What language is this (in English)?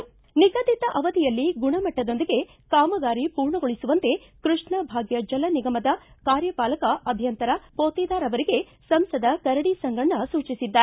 Kannada